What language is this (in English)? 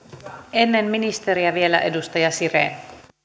Finnish